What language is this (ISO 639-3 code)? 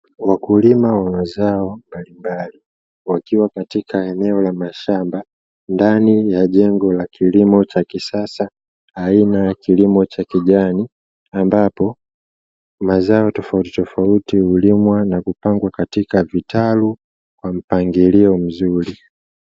swa